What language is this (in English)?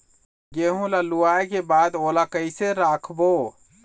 Chhattisgarhi